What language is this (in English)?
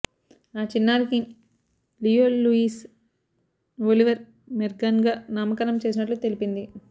Telugu